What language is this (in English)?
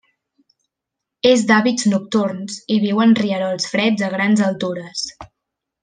Catalan